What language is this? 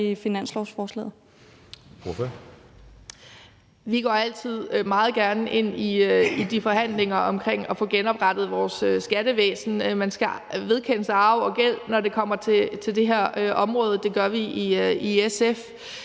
Danish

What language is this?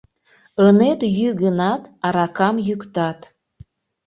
Mari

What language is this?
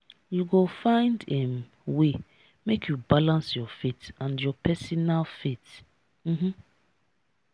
Nigerian Pidgin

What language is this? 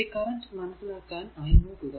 Malayalam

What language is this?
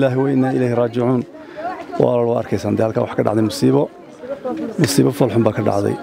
Arabic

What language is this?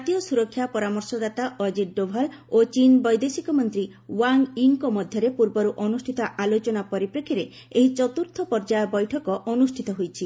Odia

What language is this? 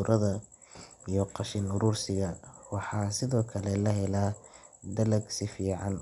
Somali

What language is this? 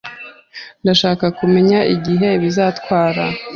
Kinyarwanda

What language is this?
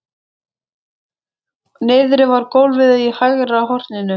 Icelandic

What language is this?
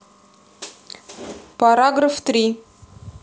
Russian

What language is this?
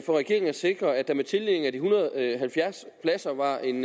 Danish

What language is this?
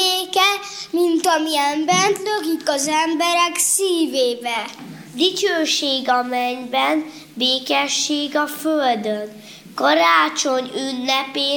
Hungarian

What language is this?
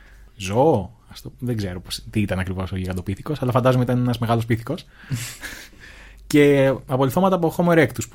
Greek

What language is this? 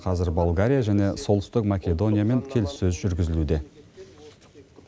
Kazakh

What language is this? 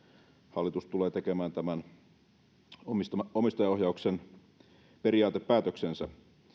Finnish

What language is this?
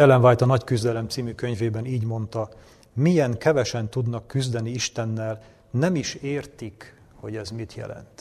Hungarian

